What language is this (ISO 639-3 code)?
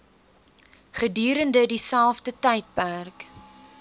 afr